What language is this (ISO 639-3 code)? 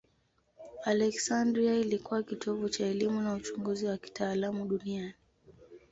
swa